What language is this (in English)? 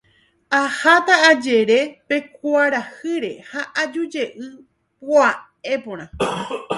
Guarani